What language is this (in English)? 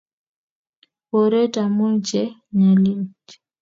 Kalenjin